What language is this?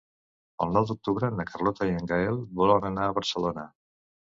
Catalan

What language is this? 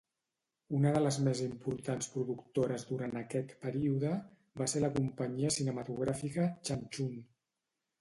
Catalan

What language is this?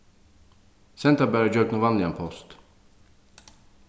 Faroese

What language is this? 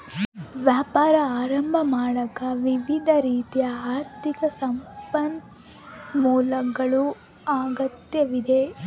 Kannada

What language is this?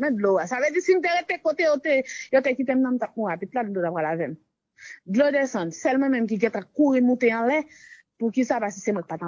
French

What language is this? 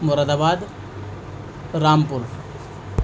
Urdu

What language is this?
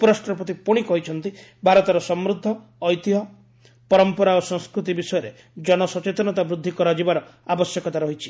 Odia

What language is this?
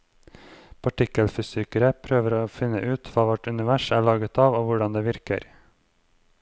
Norwegian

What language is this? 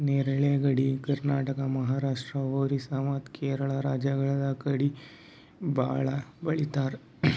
Kannada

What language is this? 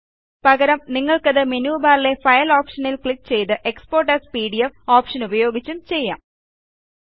Malayalam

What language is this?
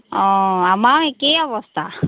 Assamese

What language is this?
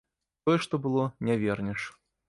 Belarusian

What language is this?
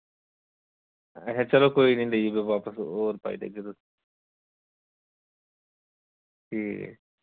Dogri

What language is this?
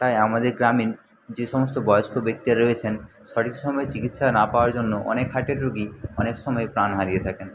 Bangla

